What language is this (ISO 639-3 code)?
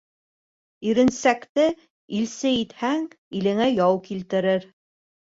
bak